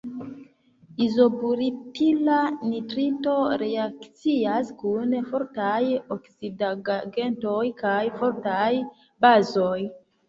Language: Esperanto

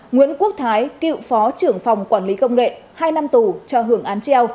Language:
Vietnamese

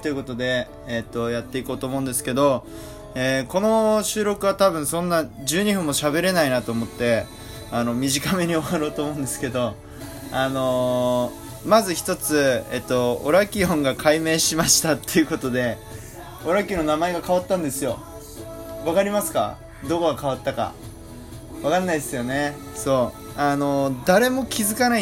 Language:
Japanese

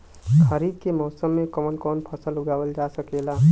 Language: Bhojpuri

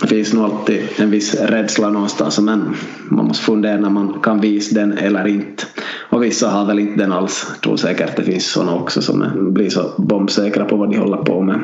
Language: Swedish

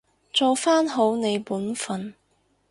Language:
Cantonese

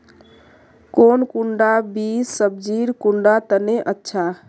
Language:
Magahi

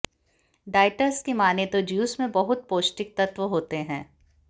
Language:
Hindi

